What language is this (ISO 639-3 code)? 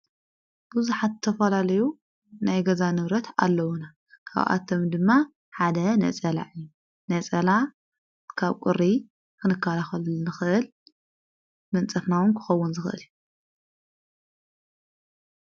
tir